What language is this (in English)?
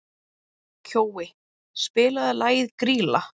Icelandic